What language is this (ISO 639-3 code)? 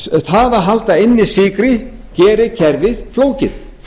isl